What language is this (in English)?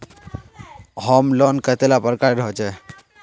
Magahi